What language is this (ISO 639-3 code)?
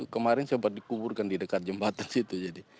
ind